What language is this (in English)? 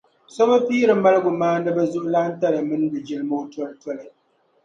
Dagbani